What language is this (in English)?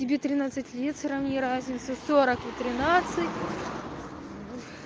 Russian